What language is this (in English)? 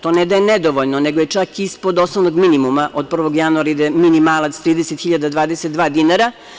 Serbian